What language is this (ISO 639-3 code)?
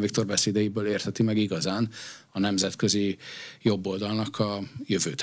hun